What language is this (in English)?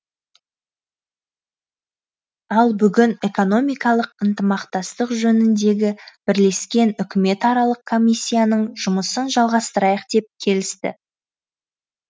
Kazakh